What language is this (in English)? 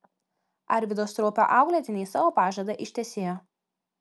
Lithuanian